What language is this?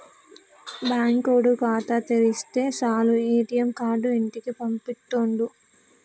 Telugu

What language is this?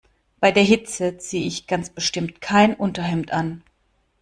German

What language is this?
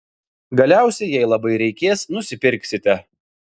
Lithuanian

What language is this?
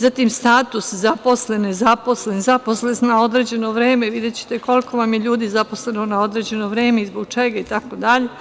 Serbian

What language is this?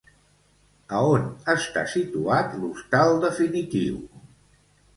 Catalan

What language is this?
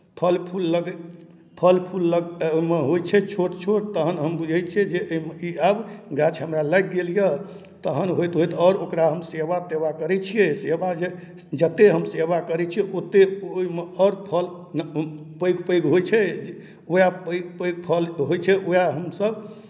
Maithili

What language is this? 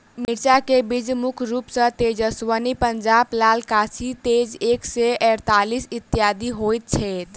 Maithili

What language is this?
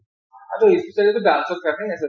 Assamese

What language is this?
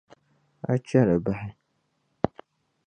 Dagbani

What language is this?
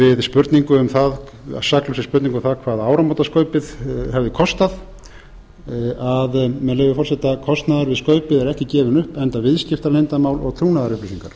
Icelandic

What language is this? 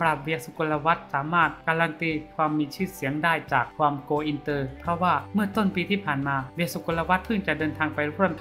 Thai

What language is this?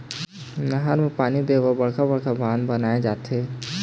Chhattisgarhi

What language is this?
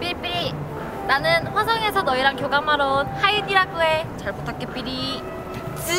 Korean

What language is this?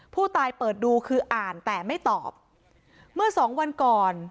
Thai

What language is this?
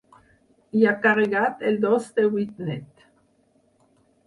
Catalan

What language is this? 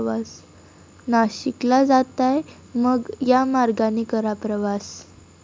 Marathi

